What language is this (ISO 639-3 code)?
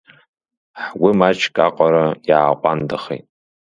abk